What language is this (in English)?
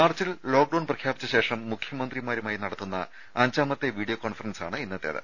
Malayalam